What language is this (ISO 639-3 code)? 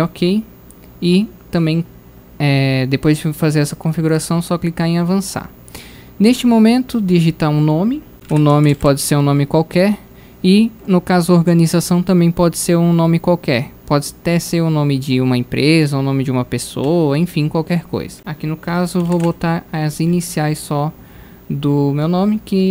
por